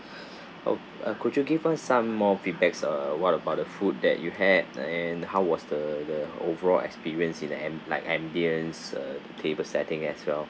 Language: English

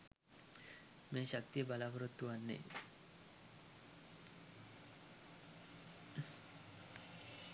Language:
Sinhala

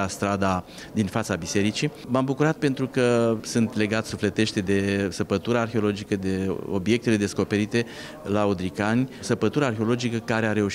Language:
Romanian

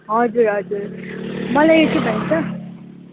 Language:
Nepali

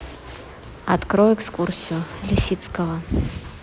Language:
Russian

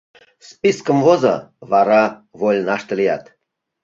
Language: Mari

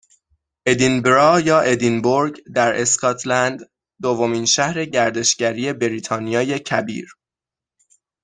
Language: Persian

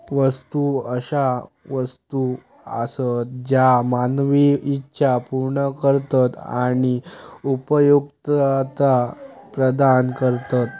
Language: Marathi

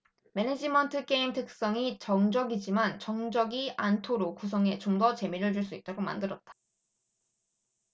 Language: Korean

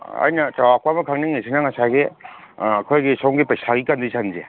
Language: Manipuri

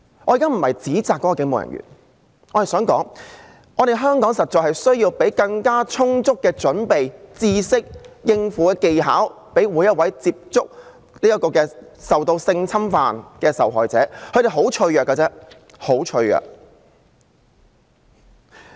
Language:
Cantonese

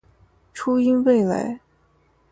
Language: Chinese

